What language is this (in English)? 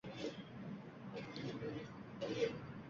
Uzbek